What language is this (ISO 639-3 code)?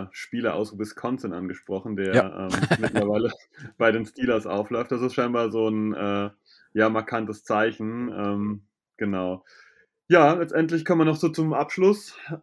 deu